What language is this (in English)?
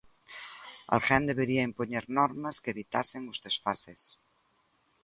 Galician